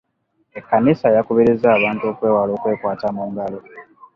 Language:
Ganda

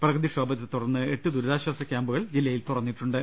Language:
Malayalam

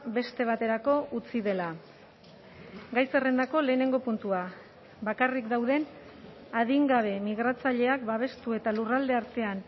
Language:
Basque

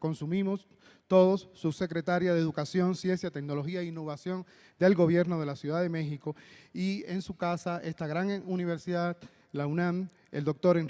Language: Spanish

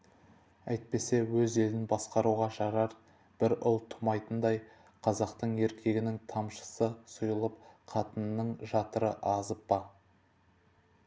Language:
Kazakh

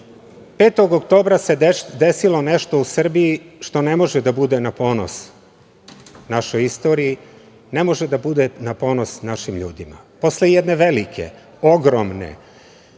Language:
Serbian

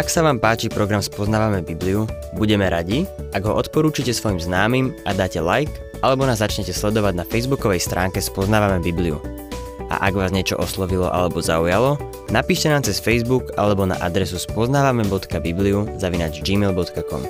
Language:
Slovak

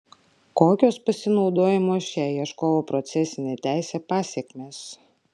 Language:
Lithuanian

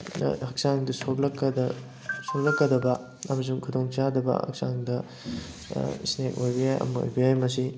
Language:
Manipuri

